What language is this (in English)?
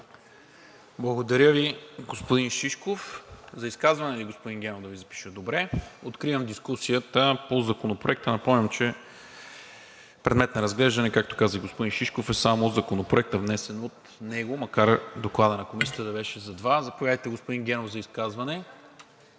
Bulgarian